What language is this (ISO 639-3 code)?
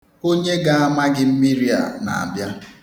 ibo